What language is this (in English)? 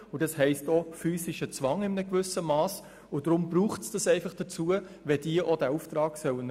Swiss German